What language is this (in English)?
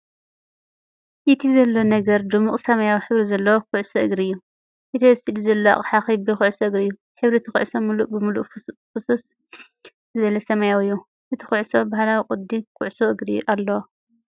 Tigrinya